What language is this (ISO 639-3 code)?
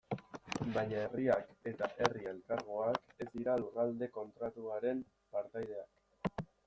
eus